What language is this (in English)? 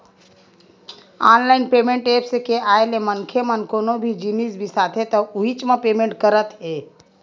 Chhattisgarhi